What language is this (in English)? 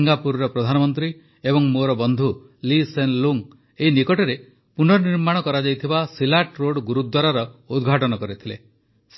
Odia